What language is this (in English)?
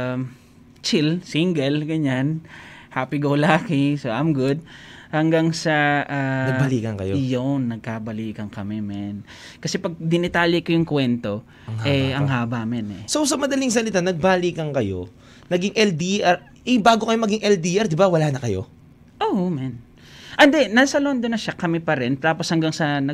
Filipino